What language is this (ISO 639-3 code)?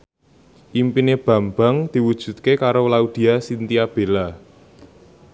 jav